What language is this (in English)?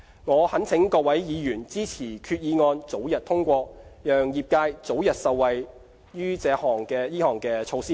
Cantonese